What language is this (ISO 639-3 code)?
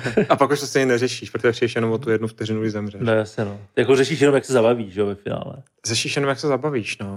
ces